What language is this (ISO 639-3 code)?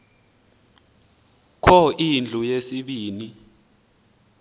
xho